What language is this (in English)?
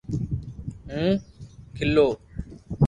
Loarki